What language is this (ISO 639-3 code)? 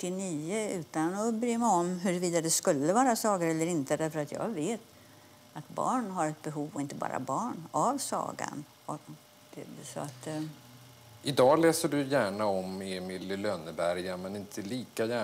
swe